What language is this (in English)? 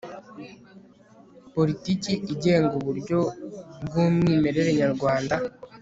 Kinyarwanda